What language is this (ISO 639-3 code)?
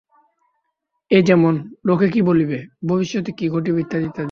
ben